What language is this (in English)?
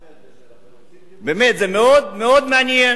Hebrew